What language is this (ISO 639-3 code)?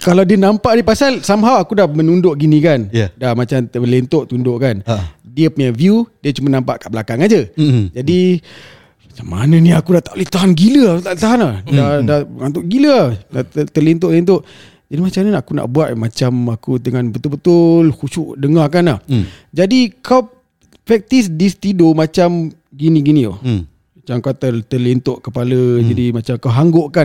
msa